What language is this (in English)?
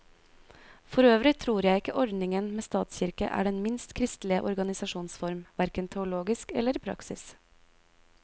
Norwegian